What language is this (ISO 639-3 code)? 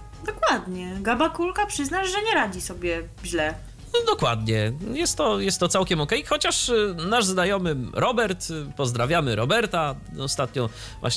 pol